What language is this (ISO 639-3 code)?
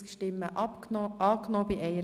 gsw